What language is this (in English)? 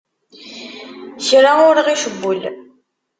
Kabyle